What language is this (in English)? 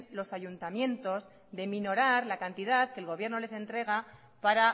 Spanish